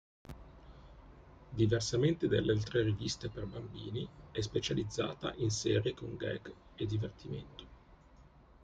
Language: Italian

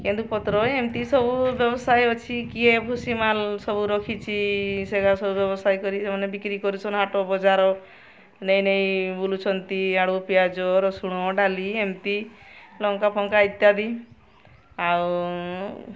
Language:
Odia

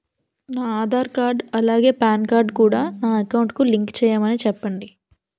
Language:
Telugu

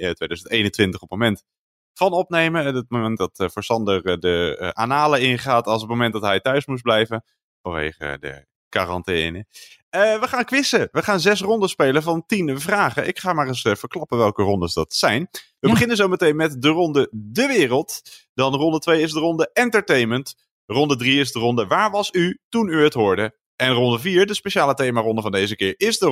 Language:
Dutch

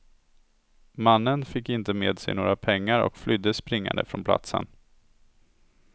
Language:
Swedish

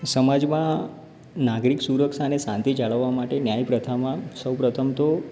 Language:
Gujarati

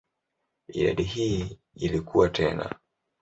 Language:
Swahili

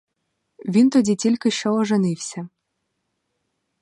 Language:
Ukrainian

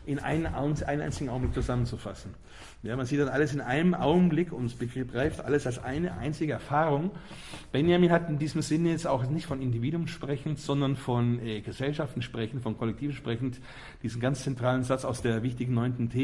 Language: German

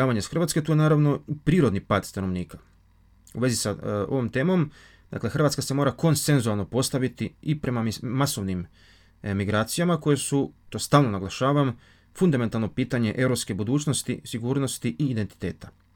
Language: Croatian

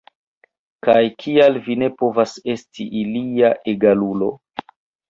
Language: Esperanto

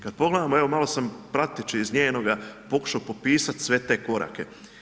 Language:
Croatian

